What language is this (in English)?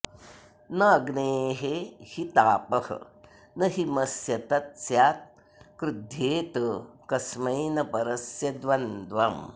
Sanskrit